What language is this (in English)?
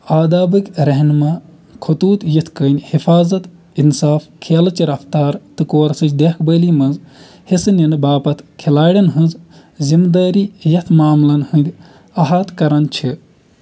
Kashmiri